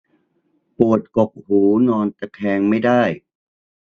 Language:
Thai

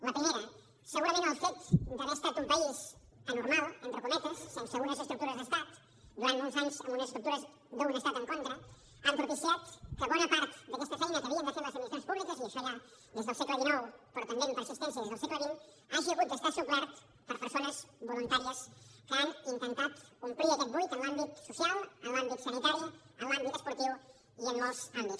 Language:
Catalan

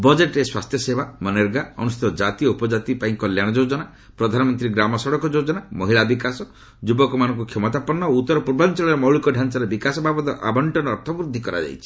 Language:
Odia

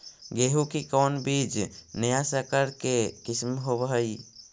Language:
Magahi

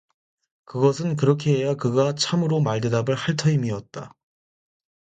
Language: Korean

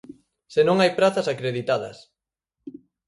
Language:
Galician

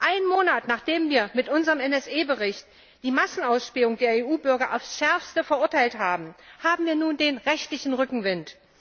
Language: German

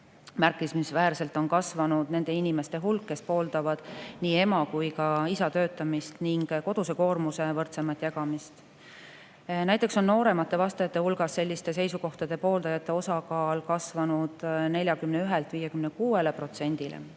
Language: Estonian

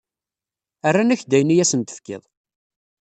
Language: Kabyle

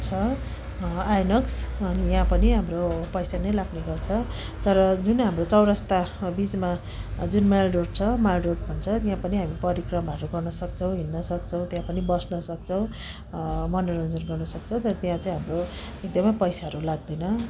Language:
Nepali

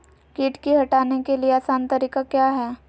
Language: Magahi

